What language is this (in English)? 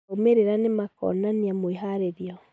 Kikuyu